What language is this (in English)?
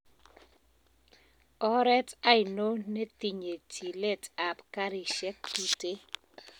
Kalenjin